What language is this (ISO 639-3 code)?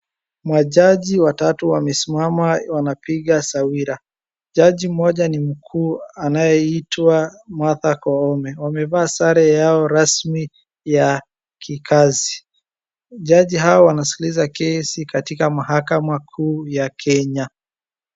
swa